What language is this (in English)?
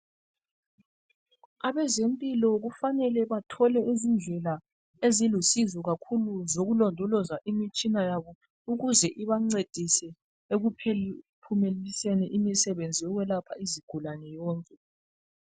North Ndebele